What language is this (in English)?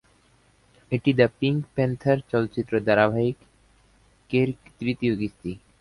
Bangla